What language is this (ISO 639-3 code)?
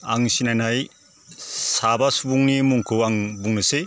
brx